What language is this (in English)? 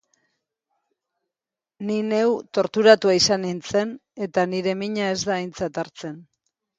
Basque